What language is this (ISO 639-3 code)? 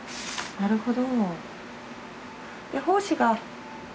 jpn